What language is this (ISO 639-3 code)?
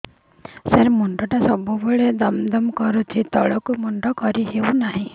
ori